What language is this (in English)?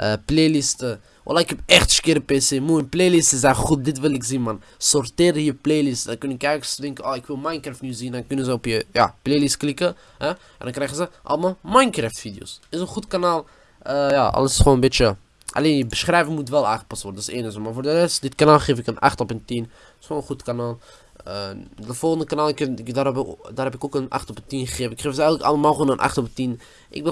Dutch